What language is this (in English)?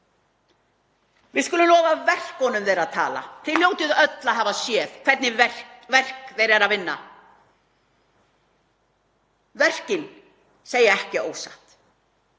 Icelandic